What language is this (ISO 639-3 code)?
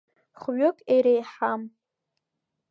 abk